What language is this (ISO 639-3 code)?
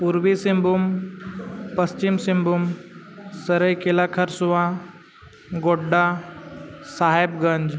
sat